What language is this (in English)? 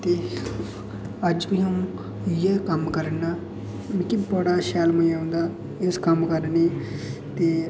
Dogri